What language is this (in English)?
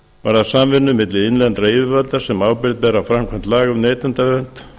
Icelandic